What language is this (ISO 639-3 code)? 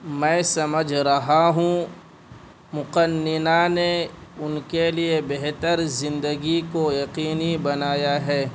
urd